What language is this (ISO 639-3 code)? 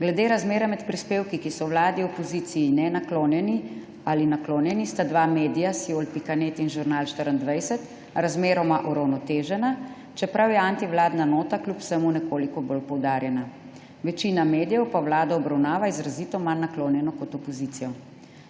slv